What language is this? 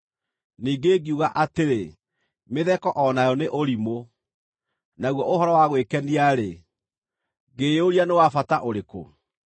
Kikuyu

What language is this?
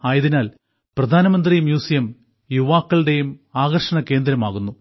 Malayalam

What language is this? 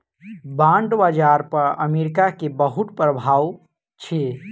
Maithili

